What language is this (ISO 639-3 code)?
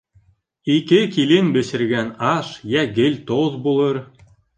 bak